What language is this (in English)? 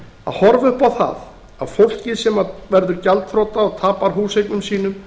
Icelandic